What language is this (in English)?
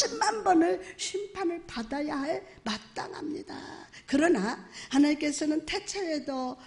Korean